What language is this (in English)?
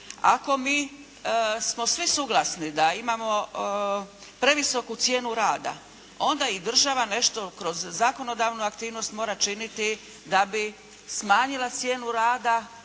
Croatian